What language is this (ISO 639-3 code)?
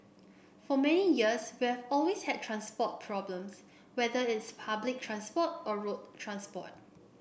eng